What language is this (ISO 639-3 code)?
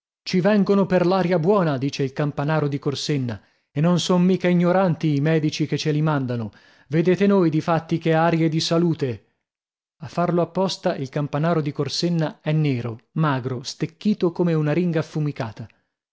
ita